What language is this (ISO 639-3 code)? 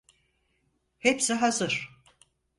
tur